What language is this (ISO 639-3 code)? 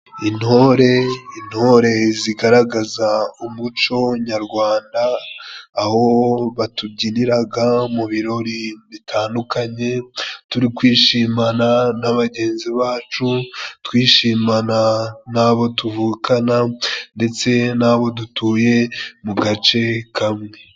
kin